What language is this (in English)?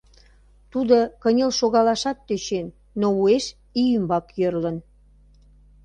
Mari